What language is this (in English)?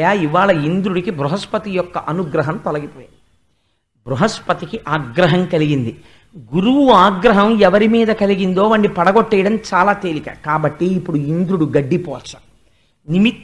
Telugu